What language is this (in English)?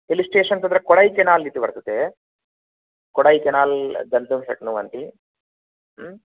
Sanskrit